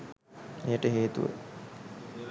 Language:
Sinhala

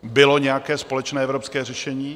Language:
Czech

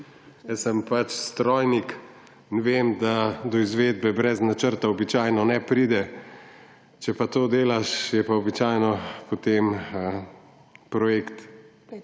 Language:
Slovenian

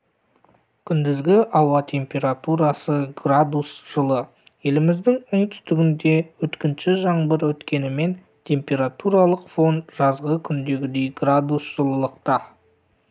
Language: Kazakh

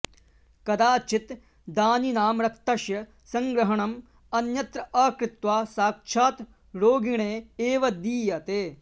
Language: Sanskrit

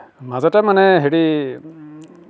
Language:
Assamese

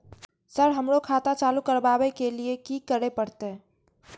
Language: Maithili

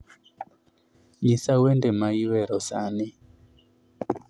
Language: Luo (Kenya and Tanzania)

